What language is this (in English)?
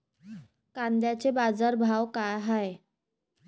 Marathi